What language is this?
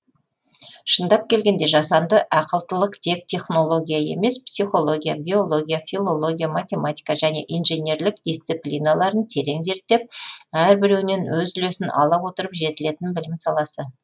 Kazakh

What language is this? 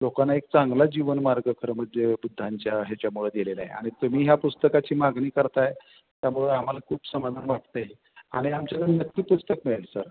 Marathi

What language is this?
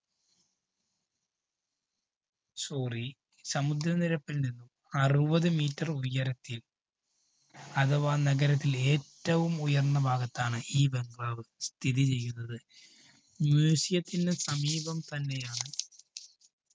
Malayalam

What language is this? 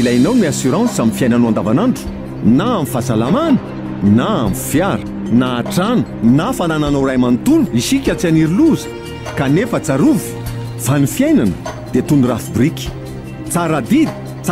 Romanian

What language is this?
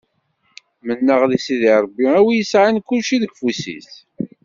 Kabyle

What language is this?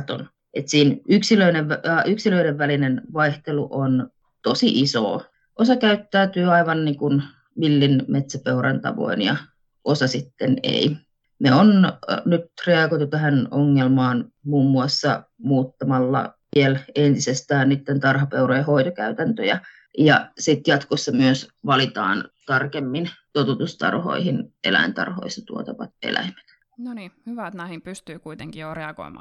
Finnish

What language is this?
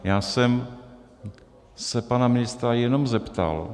Czech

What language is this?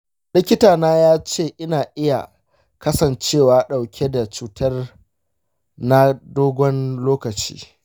Hausa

